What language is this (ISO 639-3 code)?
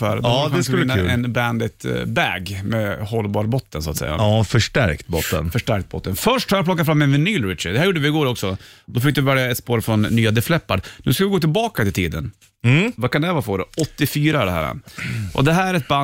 swe